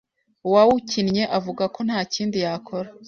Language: Kinyarwanda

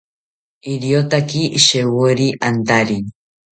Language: South Ucayali Ashéninka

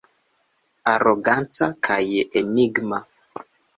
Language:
Esperanto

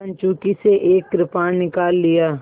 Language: Hindi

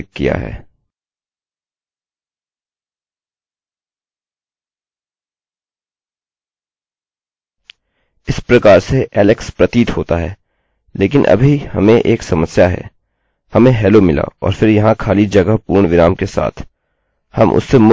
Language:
Hindi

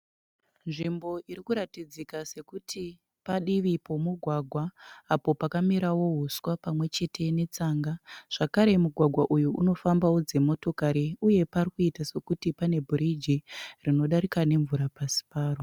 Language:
Shona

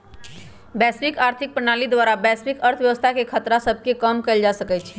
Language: Magahi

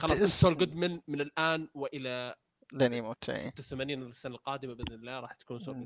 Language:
Arabic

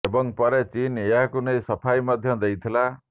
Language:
Odia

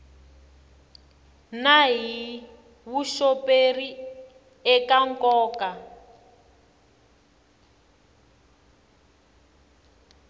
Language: Tsonga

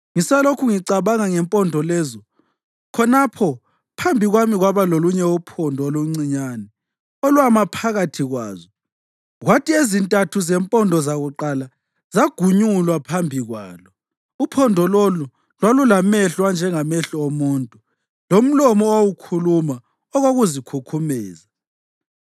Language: North Ndebele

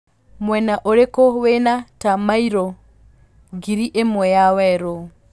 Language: Kikuyu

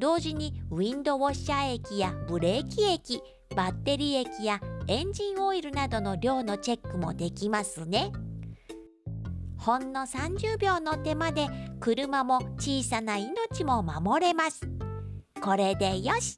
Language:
Japanese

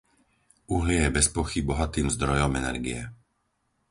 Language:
Slovak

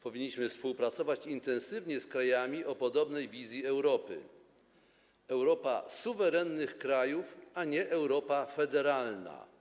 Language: Polish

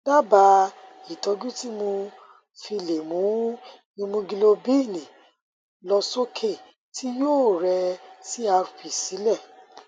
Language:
Yoruba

